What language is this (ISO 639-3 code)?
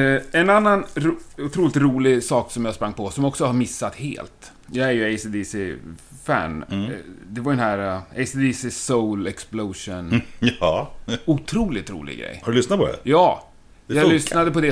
swe